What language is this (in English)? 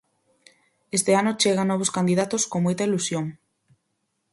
Galician